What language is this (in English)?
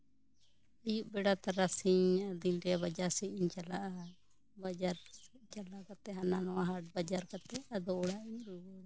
Santali